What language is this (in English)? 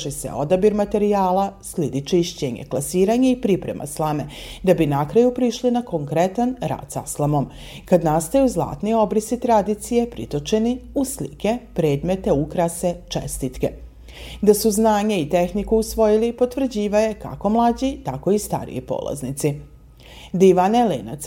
Croatian